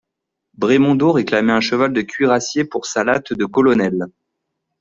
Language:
French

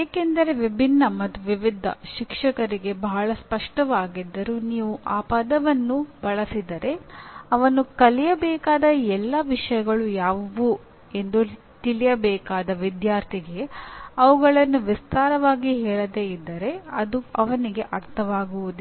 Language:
Kannada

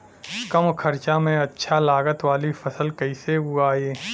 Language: Bhojpuri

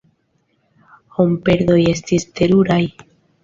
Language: Esperanto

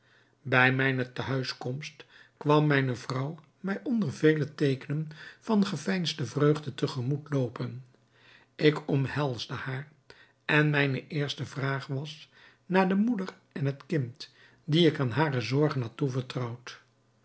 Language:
Dutch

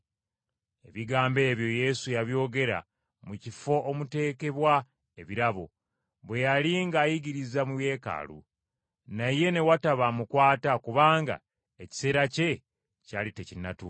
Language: Ganda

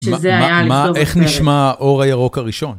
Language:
Hebrew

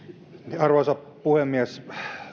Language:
Finnish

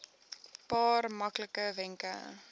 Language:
Afrikaans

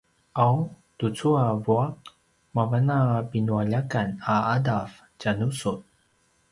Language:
Paiwan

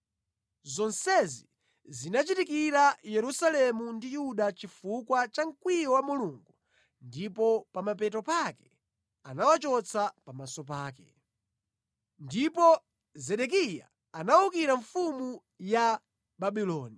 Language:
Nyanja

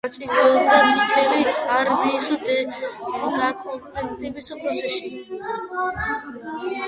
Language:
Georgian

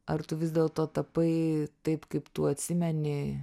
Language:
Lithuanian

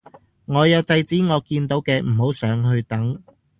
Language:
Cantonese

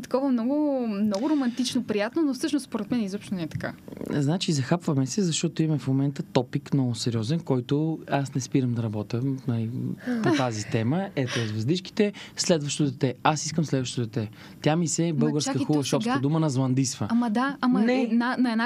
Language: Bulgarian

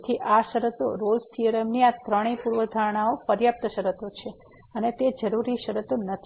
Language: Gujarati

